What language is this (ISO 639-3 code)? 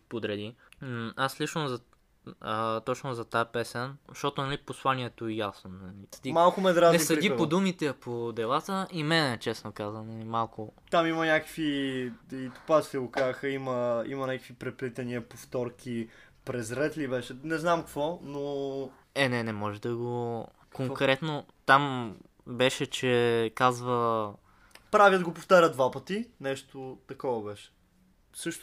bul